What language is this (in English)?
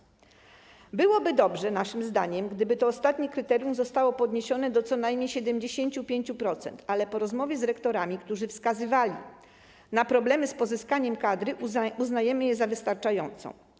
Polish